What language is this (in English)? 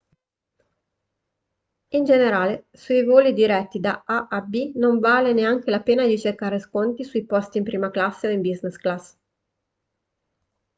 Italian